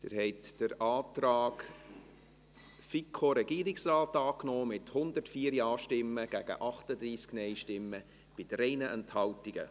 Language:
Swiss German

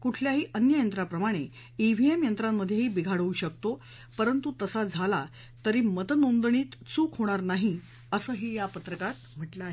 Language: Marathi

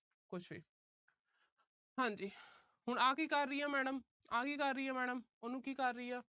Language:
Punjabi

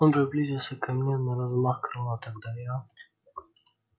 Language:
Russian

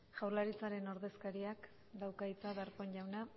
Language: Basque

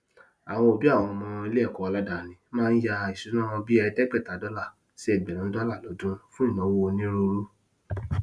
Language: Yoruba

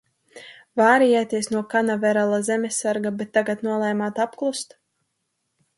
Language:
Latvian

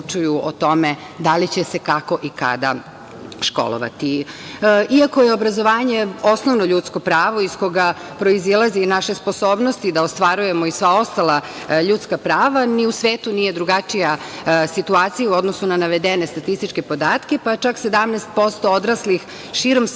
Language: Serbian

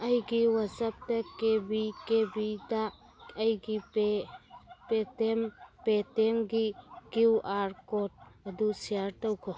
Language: Manipuri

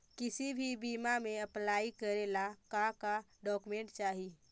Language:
Magahi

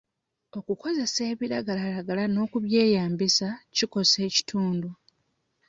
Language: Ganda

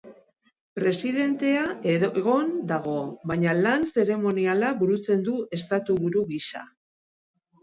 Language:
Basque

